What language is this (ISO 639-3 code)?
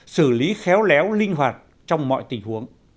vie